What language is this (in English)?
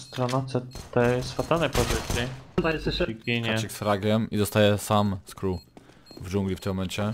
Polish